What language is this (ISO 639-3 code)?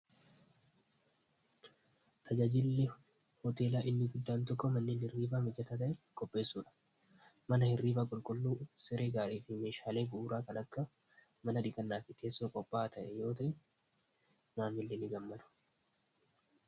orm